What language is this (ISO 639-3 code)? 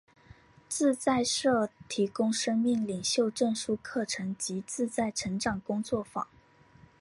zho